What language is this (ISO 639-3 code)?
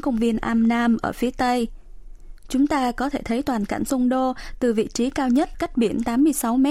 vie